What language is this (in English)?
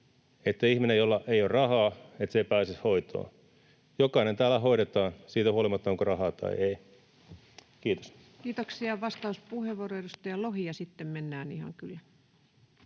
Finnish